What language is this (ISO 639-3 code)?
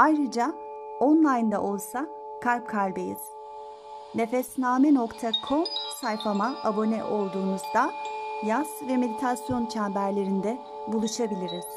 tur